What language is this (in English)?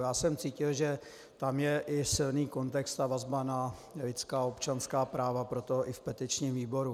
Czech